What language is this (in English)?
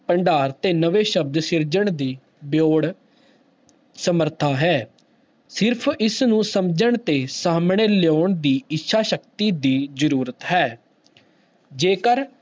Punjabi